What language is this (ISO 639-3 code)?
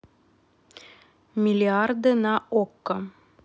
rus